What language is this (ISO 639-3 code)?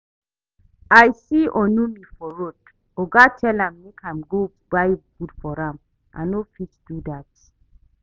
pcm